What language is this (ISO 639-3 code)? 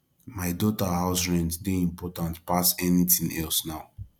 pcm